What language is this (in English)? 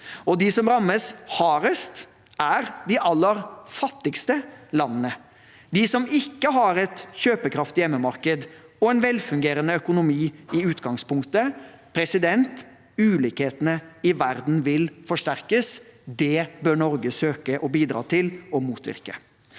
Norwegian